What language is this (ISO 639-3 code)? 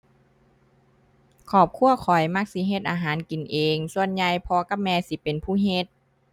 tha